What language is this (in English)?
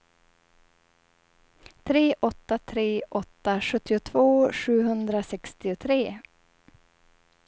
Swedish